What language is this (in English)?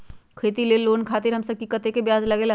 Magahi